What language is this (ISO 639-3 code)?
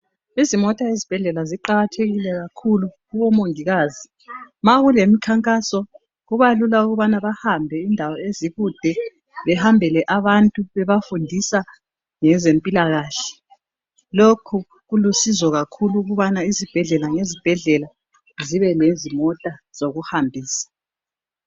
nde